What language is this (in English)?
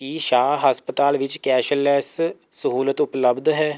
Punjabi